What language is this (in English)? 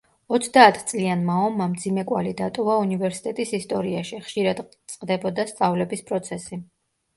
Georgian